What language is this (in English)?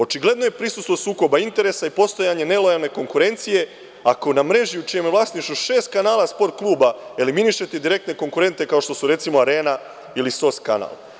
Serbian